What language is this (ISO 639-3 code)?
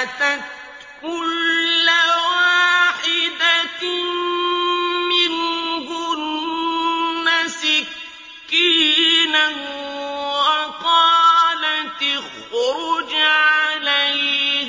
ara